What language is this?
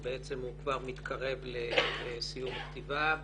Hebrew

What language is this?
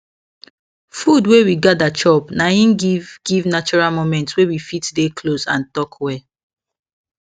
Nigerian Pidgin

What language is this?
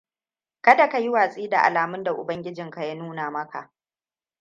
Hausa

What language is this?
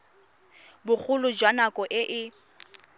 Tswana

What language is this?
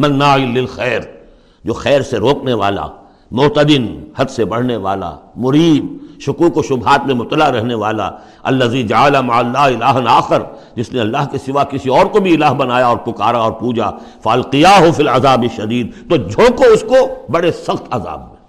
Urdu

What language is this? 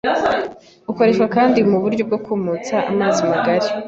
Kinyarwanda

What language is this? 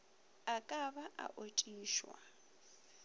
Northern Sotho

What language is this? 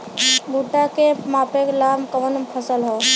Bhojpuri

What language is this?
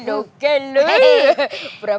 Indonesian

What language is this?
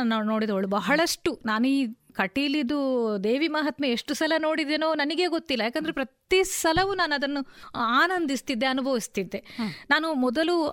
Kannada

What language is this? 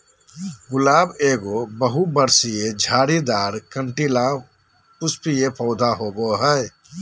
Magahi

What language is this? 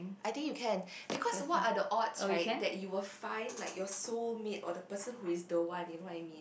English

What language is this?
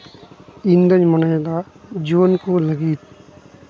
Santali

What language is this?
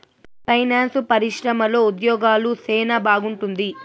Telugu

